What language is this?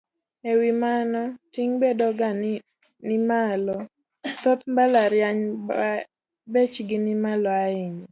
Luo (Kenya and Tanzania)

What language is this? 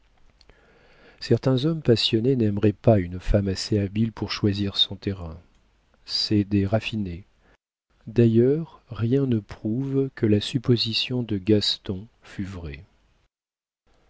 French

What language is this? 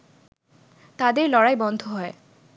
Bangla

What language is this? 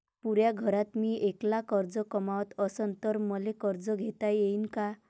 Marathi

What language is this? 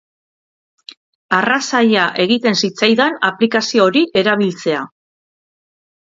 Basque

